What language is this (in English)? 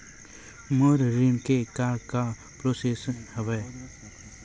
Chhattisgarhi